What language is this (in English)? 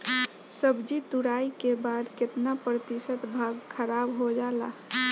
Bhojpuri